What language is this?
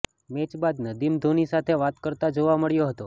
Gujarati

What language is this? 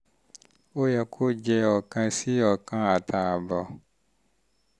Yoruba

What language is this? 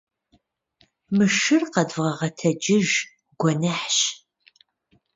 Kabardian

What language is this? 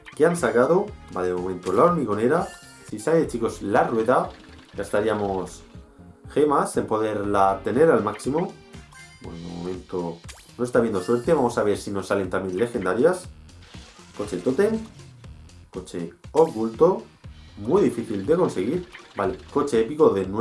Spanish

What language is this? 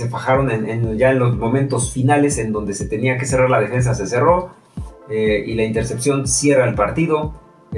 Spanish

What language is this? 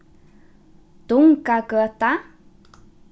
Faroese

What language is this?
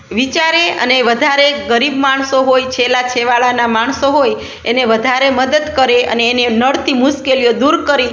Gujarati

